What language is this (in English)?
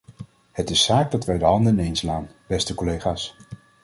Dutch